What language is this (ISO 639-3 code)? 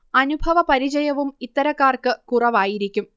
mal